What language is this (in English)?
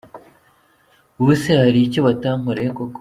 Kinyarwanda